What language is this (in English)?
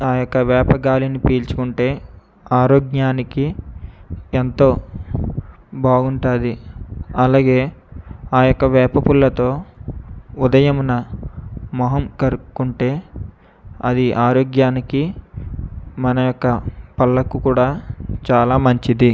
Telugu